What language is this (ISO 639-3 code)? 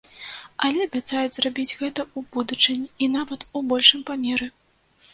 bel